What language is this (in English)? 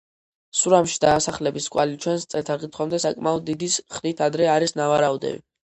Georgian